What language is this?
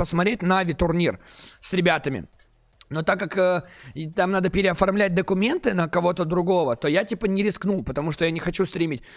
Russian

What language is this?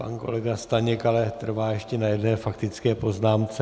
Czech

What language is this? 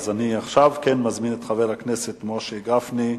Hebrew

